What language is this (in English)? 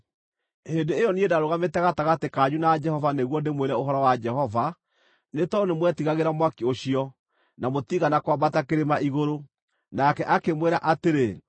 Kikuyu